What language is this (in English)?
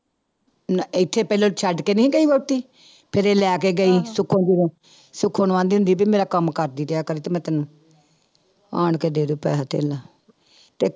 Punjabi